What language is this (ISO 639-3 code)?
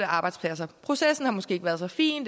dan